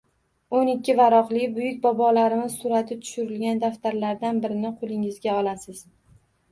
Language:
Uzbek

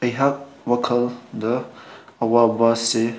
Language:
Manipuri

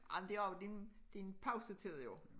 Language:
Danish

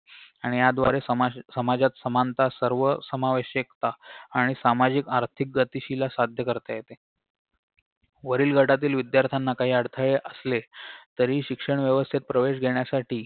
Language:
Marathi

